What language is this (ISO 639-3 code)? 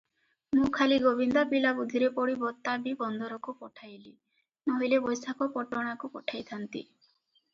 ori